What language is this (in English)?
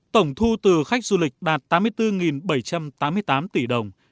Vietnamese